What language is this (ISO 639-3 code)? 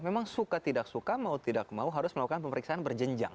ind